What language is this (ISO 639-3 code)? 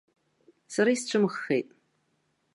abk